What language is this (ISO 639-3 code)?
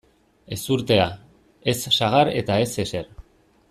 eus